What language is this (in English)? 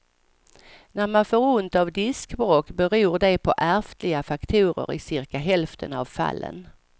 Swedish